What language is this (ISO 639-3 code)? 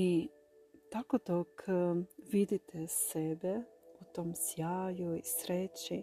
hrv